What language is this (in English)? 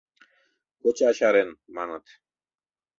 Mari